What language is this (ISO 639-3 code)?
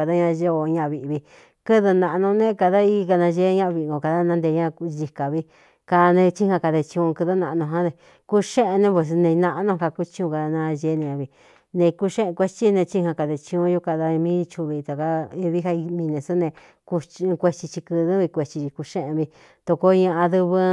xtu